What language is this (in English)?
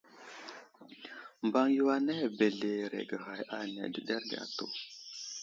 Wuzlam